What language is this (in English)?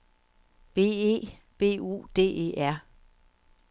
Danish